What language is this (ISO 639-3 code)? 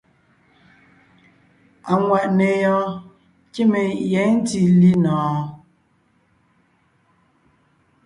nnh